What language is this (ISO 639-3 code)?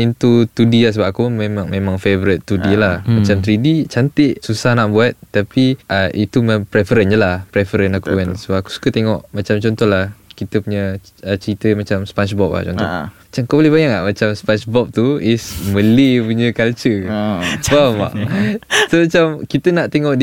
msa